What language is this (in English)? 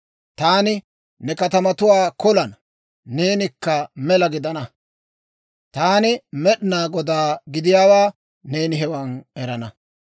Dawro